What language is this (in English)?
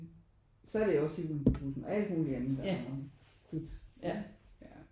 Danish